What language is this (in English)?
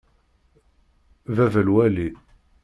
Kabyle